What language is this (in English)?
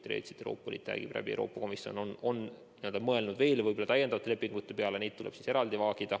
Estonian